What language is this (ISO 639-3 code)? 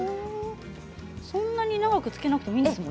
jpn